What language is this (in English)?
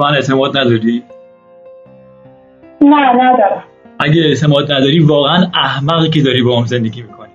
Persian